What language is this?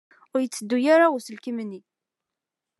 Kabyle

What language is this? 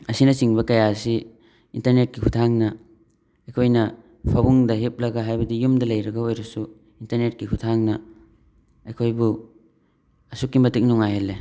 Manipuri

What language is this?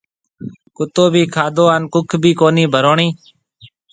Marwari (Pakistan)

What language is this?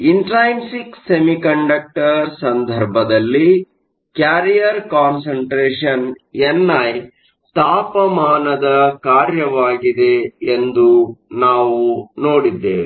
Kannada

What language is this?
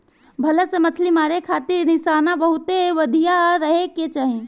Bhojpuri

